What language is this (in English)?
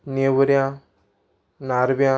Konkani